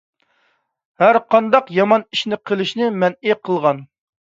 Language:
Uyghur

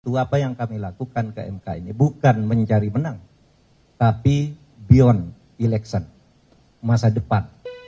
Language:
Indonesian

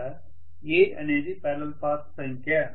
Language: Telugu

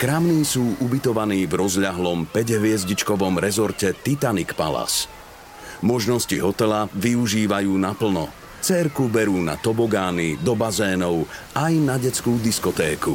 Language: Slovak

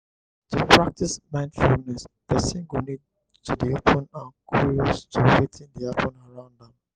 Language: Nigerian Pidgin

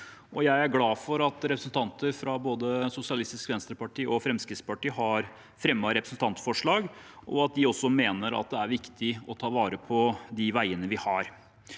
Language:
Norwegian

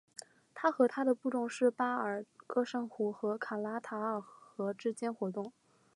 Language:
Chinese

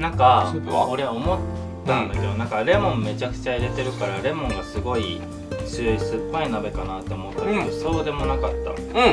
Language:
Japanese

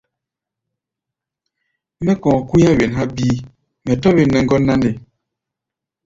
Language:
Gbaya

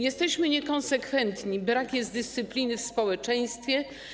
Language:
Polish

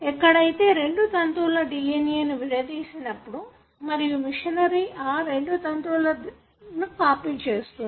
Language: Telugu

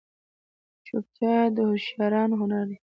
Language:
Pashto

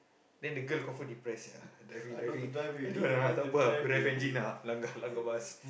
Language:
English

